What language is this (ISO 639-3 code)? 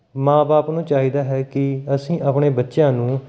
pan